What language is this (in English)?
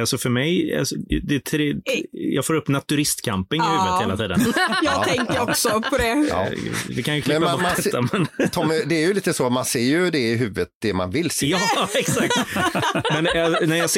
Swedish